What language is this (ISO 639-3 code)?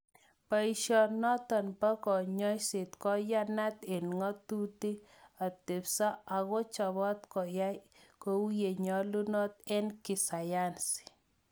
kln